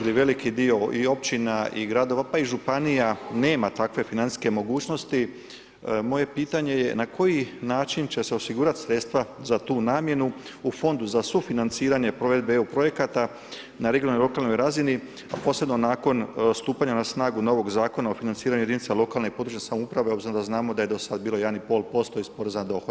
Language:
Croatian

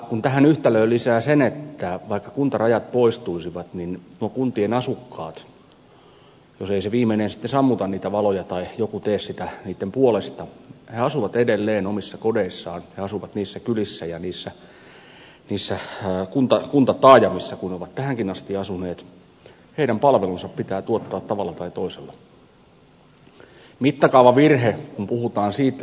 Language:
Finnish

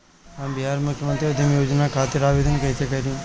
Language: Bhojpuri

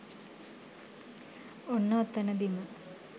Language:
Sinhala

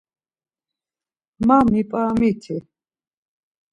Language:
Laz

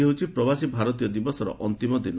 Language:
Odia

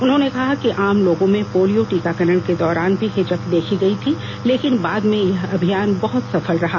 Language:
Hindi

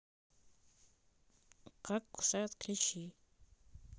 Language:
Russian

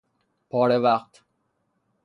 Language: Persian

